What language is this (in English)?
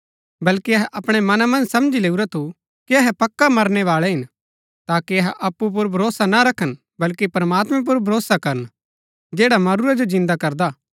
Gaddi